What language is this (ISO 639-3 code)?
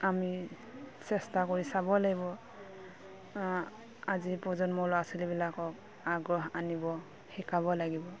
asm